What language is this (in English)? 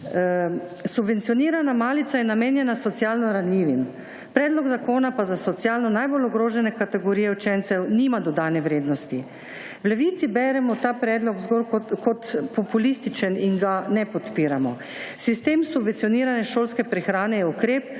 Slovenian